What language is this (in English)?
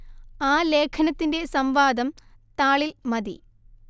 Malayalam